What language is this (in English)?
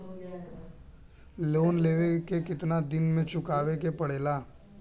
Bhojpuri